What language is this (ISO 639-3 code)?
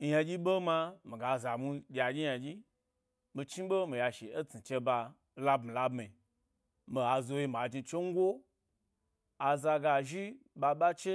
gby